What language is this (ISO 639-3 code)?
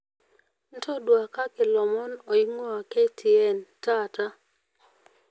mas